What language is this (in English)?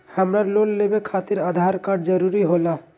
Magahi